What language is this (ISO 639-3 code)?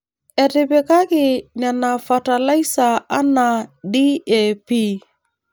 mas